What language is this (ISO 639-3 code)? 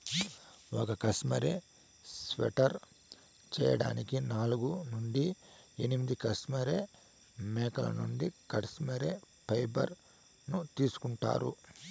tel